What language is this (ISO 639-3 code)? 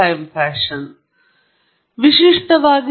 kan